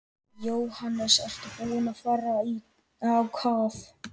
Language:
Icelandic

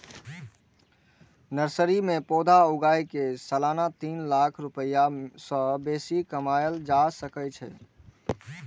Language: Maithili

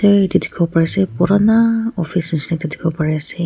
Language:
Naga Pidgin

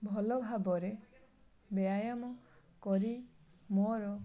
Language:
Odia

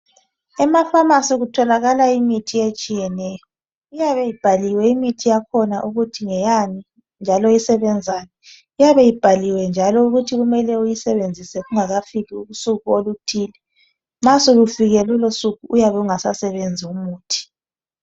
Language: North Ndebele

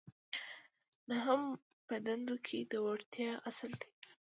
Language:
Pashto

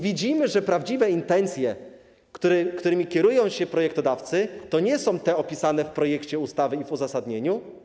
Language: Polish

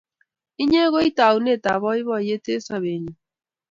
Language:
Kalenjin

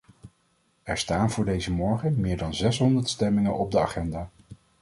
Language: Dutch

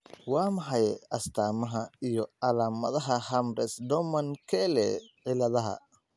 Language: Somali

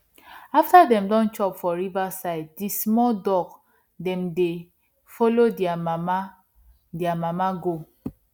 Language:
Nigerian Pidgin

